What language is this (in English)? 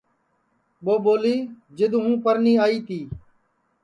Sansi